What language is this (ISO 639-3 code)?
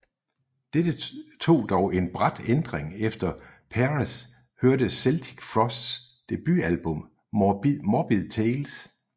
dan